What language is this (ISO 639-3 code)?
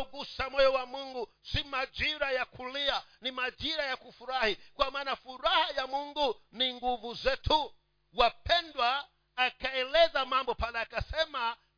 swa